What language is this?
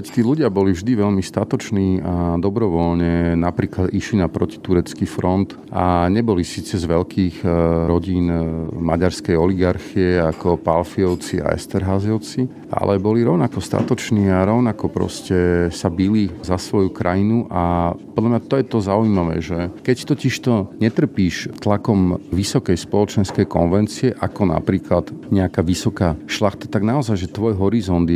Slovak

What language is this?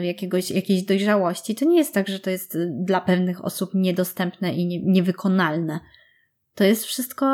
Polish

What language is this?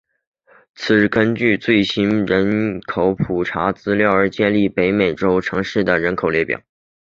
Chinese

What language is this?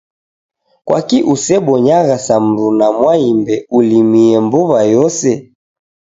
Taita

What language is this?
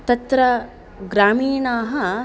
Sanskrit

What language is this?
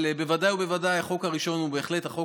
Hebrew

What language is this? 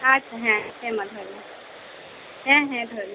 Santali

